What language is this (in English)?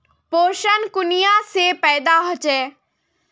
Magahi